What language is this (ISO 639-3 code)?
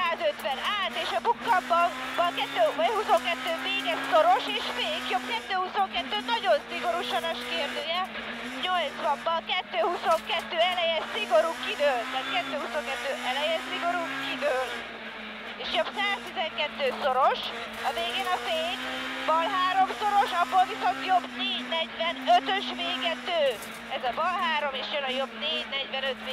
hun